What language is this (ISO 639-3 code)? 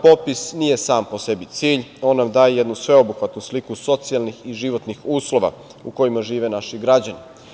srp